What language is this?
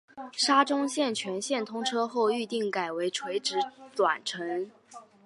Chinese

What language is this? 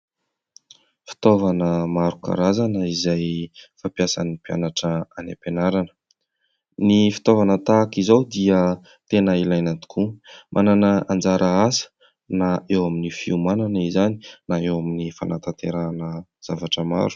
Malagasy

